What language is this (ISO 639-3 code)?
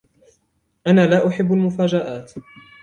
ara